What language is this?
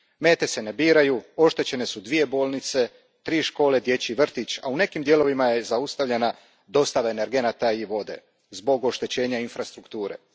Croatian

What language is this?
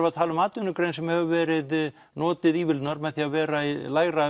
Icelandic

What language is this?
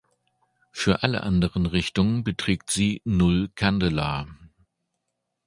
German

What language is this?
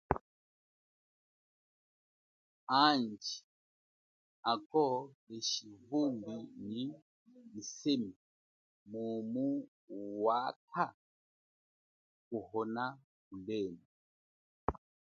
Chokwe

